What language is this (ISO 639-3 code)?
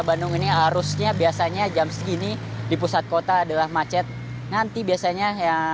ind